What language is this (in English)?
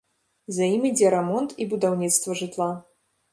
Belarusian